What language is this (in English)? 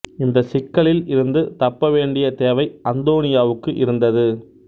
Tamil